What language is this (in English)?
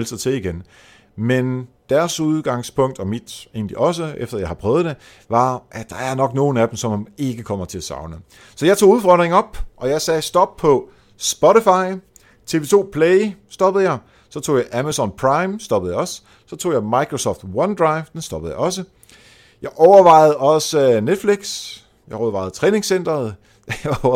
Danish